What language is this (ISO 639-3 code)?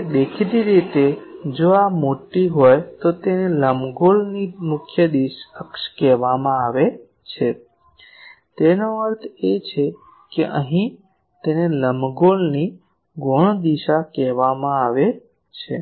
guj